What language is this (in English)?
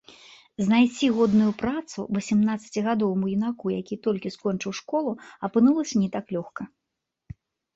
Belarusian